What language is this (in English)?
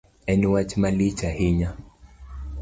Luo (Kenya and Tanzania)